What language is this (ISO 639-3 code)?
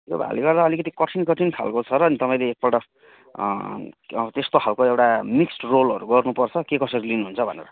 nep